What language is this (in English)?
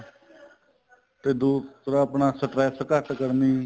Punjabi